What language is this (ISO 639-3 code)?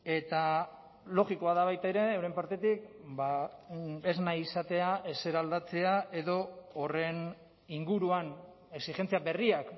eus